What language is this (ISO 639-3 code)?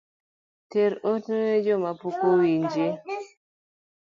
luo